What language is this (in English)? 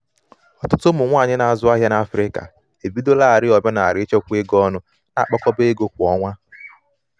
Igbo